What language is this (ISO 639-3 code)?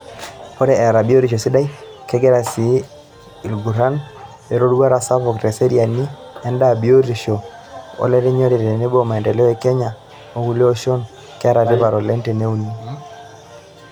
mas